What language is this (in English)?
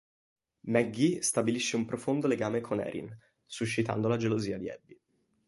Italian